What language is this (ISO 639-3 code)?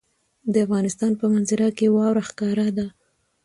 pus